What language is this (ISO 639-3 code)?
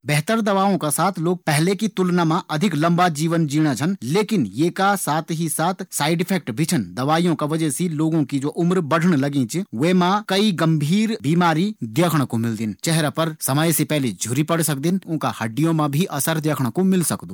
gbm